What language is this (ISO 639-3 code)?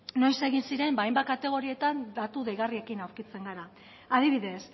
eus